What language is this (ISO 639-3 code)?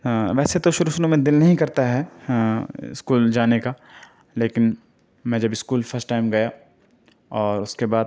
urd